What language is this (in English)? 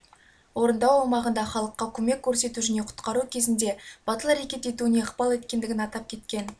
Kazakh